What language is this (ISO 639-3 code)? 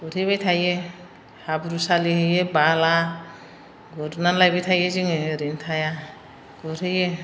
brx